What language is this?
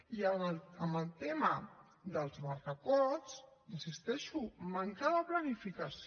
Catalan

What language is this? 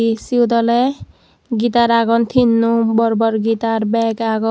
Chakma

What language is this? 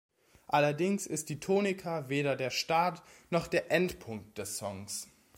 German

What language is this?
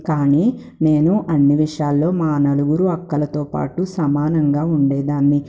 Telugu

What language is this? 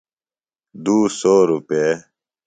Phalura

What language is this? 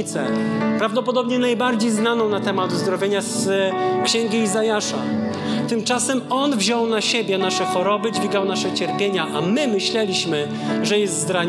Polish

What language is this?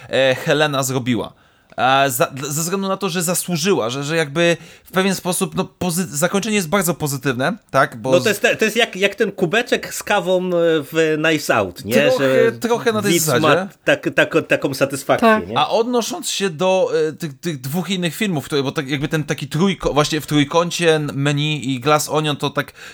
Polish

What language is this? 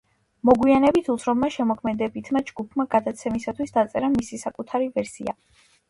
Georgian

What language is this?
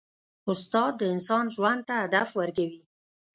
Pashto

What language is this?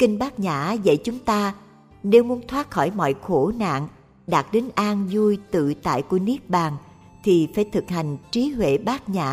Vietnamese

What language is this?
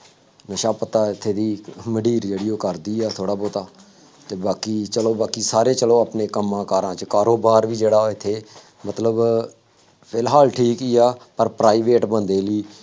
Punjabi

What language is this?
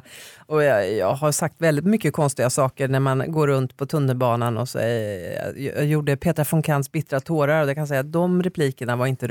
Swedish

